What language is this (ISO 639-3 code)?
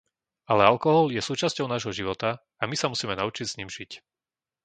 slk